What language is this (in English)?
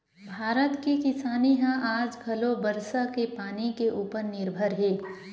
Chhattisgarhi